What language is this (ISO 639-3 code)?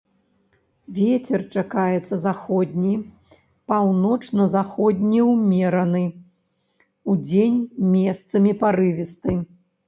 bel